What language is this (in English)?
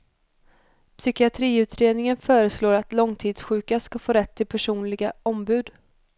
Swedish